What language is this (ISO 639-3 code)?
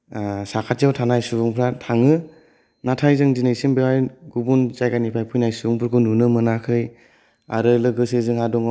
brx